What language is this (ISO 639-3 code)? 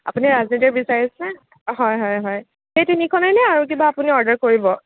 asm